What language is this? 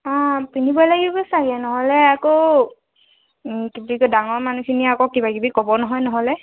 Assamese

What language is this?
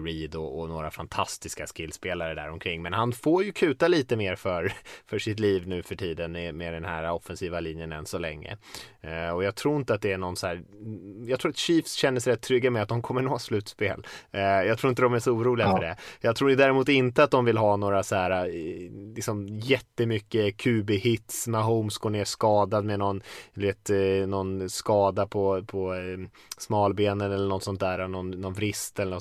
Swedish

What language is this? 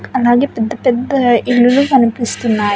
Telugu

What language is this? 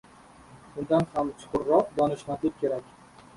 Uzbek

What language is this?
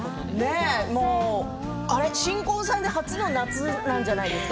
Japanese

